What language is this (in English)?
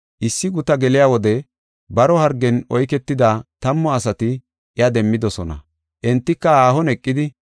Gofa